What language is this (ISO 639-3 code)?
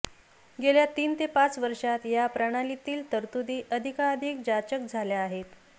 mar